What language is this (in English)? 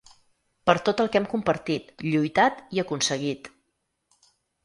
Catalan